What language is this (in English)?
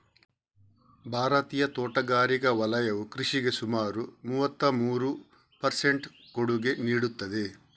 Kannada